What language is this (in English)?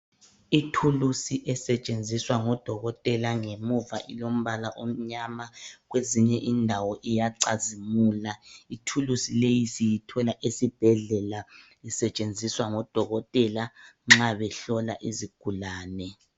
North Ndebele